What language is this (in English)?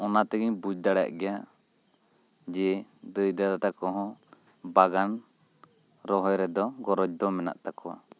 Santali